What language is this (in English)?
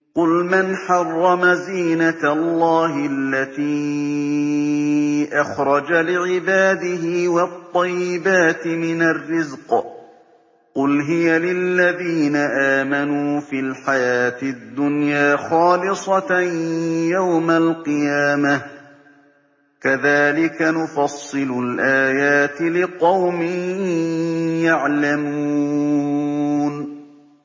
Arabic